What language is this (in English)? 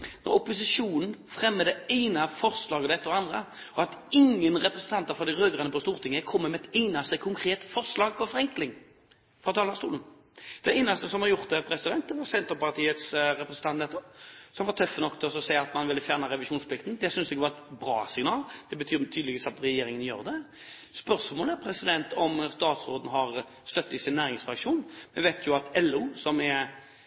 Norwegian Bokmål